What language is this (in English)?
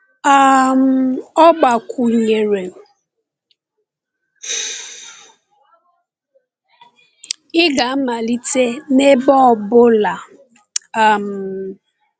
Igbo